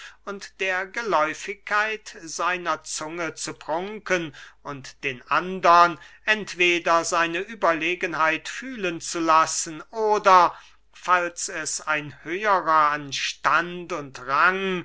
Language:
German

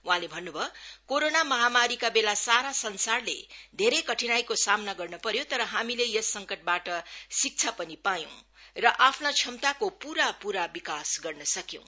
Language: Nepali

